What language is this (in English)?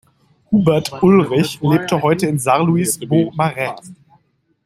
German